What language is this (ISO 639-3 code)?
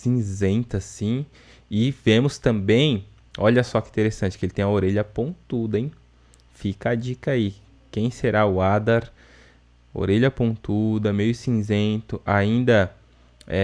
por